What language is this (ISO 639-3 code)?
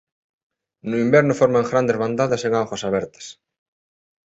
glg